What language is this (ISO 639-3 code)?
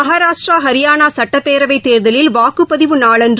tam